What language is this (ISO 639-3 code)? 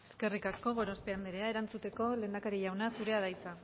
eus